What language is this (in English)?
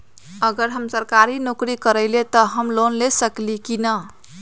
Magahi